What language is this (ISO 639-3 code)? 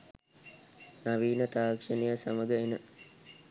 sin